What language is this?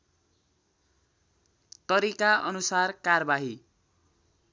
Nepali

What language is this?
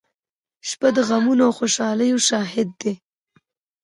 Pashto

